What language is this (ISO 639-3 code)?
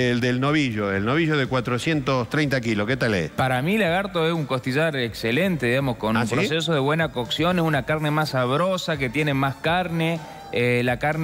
spa